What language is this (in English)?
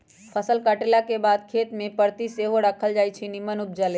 Magahi